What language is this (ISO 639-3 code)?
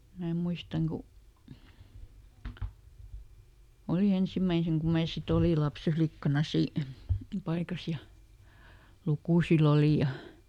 fin